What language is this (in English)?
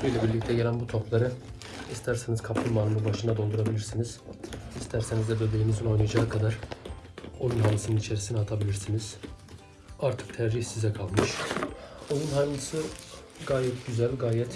Turkish